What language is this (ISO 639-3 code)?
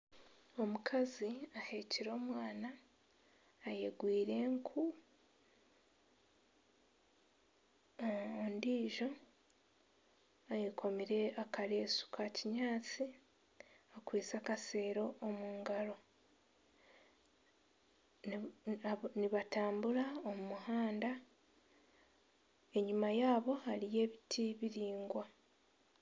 nyn